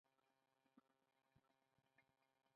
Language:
Pashto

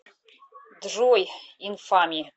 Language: Russian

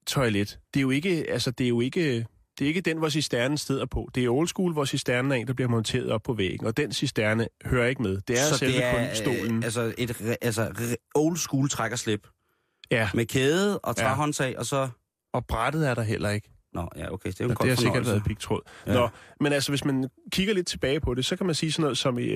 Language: Danish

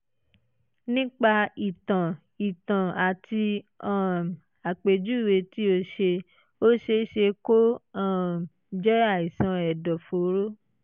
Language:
Yoruba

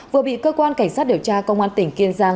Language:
Vietnamese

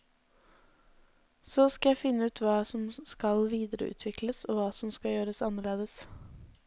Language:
Norwegian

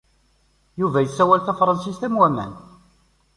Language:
Kabyle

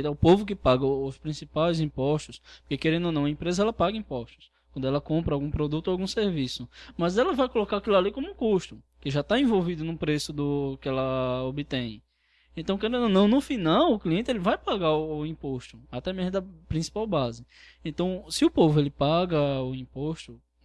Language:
Portuguese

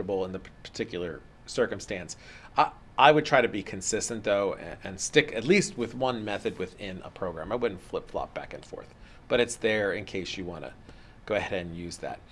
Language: English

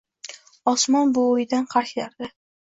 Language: Uzbek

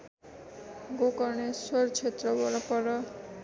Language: Nepali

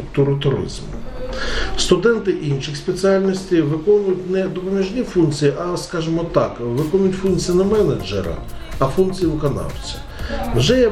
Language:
Ukrainian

